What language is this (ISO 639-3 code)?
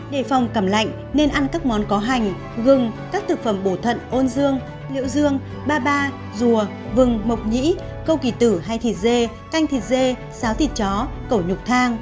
vie